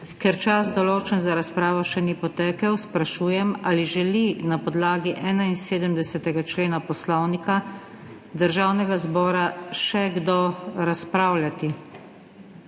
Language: Slovenian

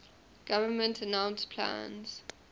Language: English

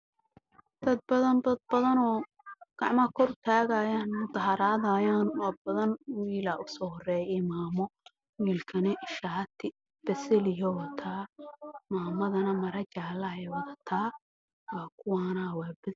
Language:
Somali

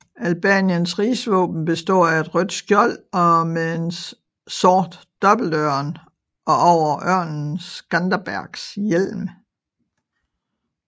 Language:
Danish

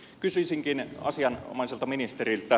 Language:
Finnish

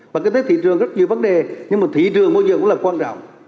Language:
Vietnamese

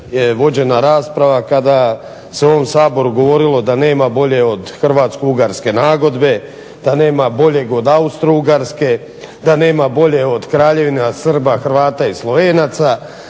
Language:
Croatian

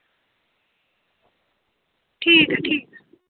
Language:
Dogri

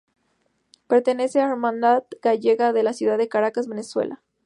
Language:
Spanish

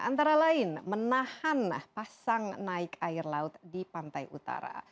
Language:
Indonesian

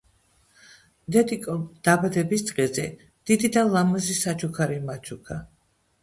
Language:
Georgian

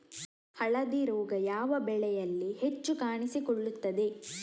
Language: Kannada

